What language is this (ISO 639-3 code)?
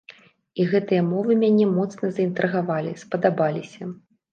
bel